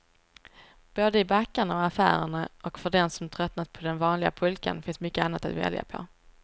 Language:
Swedish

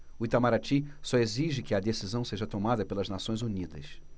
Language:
Portuguese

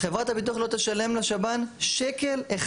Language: Hebrew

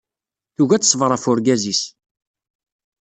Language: Kabyle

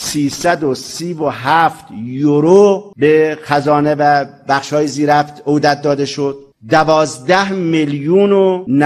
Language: Persian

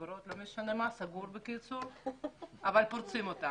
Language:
Hebrew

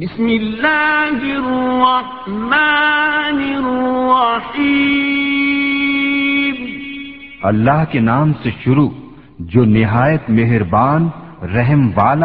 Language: Urdu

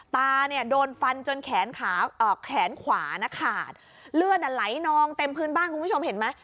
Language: Thai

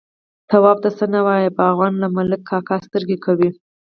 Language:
Pashto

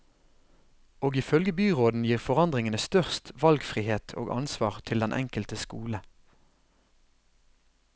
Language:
Norwegian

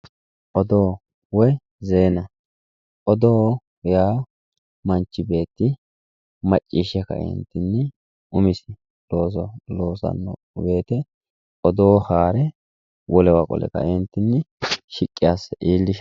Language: Sidamo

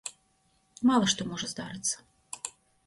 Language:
Belarusian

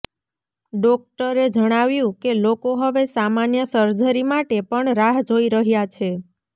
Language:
Gujarati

